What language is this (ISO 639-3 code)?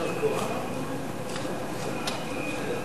heb